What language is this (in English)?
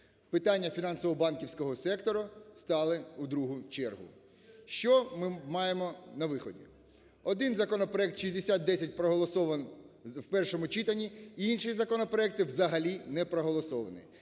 Ukrainian